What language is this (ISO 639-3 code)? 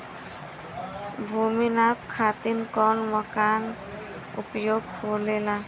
bho